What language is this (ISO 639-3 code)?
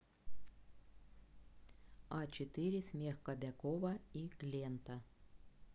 rus